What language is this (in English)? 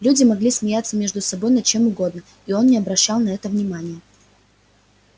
Russian